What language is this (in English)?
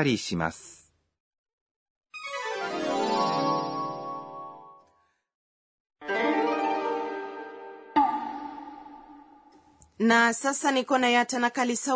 Swahili